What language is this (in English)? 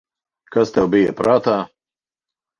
Latvian